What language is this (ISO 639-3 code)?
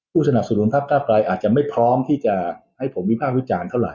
tha